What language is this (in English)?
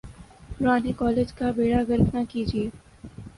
Urdu